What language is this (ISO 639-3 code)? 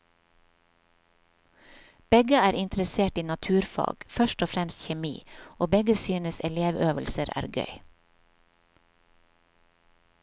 nor